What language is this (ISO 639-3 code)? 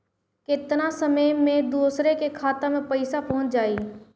bho